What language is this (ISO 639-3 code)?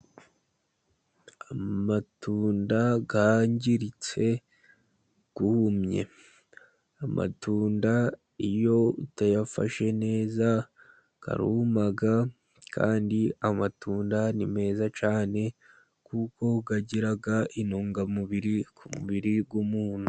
kin